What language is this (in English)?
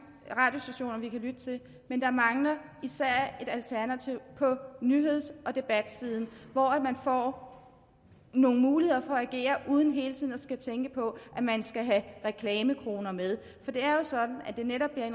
Danish